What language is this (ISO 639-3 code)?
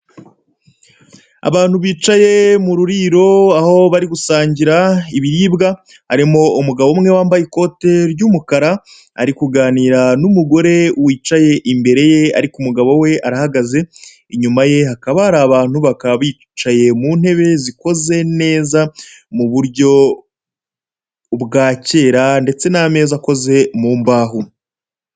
kin